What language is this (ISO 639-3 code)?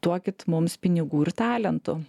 lit